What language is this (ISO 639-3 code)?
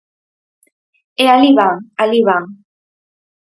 glg